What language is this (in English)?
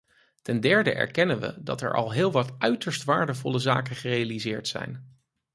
Dutch